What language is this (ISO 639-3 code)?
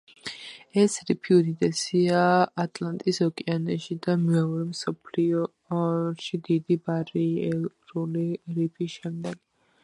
kat